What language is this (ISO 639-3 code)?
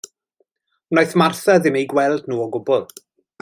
cym